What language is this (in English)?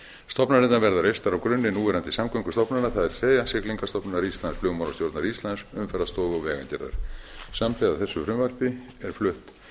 Icelandic